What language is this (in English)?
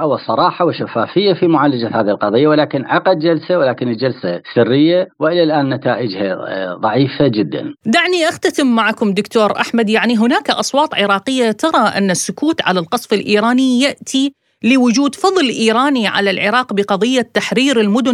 Arabic